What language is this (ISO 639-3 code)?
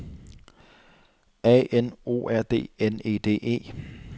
dan